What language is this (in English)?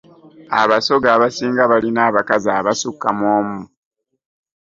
Ganda